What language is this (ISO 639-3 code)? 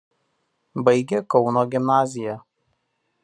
lit